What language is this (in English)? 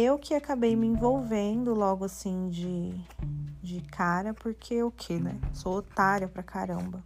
Portuguese